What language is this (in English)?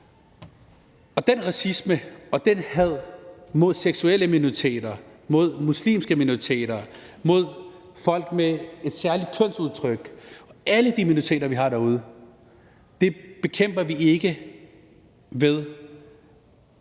Danish